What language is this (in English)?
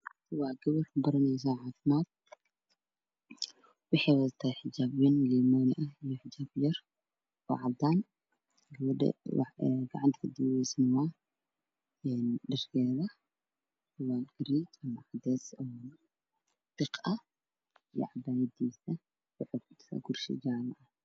Somali